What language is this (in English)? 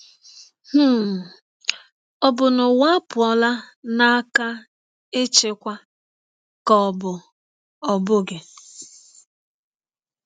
Igbo